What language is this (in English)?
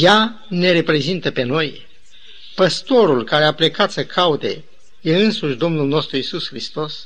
Romanian